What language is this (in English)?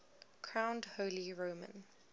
English